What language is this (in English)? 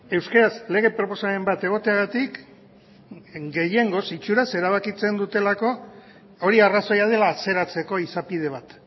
Basque